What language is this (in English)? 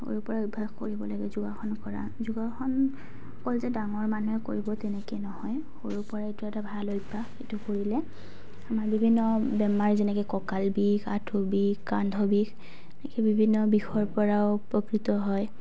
Assamese